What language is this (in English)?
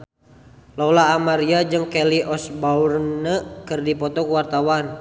Sundanese